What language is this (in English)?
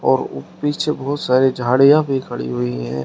Hindi